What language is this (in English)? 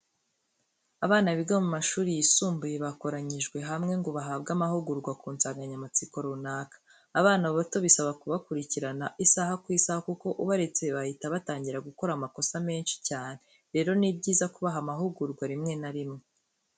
Kinyarwanda